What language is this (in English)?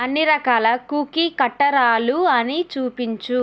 Telugu